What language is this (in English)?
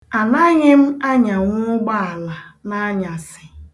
Igbo